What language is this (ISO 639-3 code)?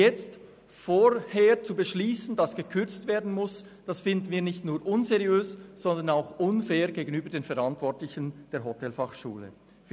gsw